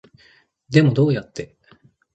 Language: Japanese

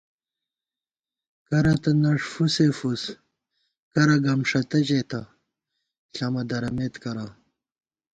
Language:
Gawar-Bati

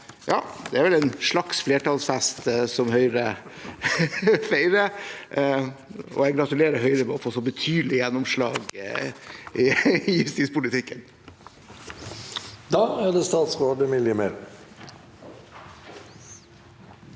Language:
Norwegian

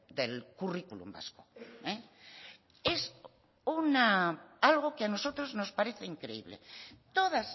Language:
Spanish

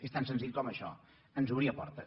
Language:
Catalan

